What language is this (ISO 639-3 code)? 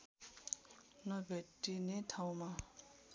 nep